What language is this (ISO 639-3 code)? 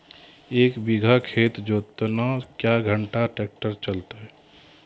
mai